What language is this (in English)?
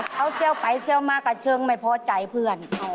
Thai